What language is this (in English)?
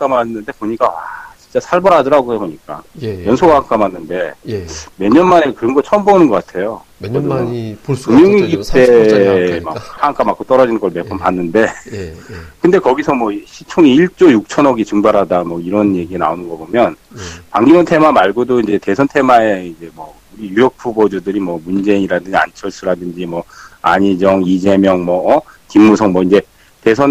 Korean